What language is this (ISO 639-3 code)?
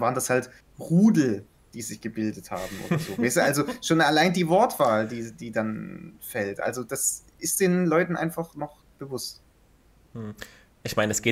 deu